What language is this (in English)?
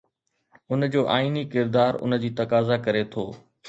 Sindhi